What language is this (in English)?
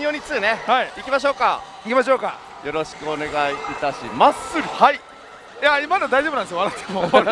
Japanese